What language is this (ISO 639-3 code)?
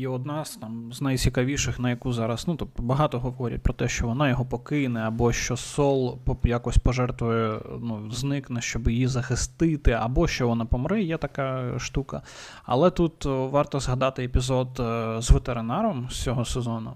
ukr